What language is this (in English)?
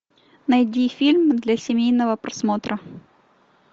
Russian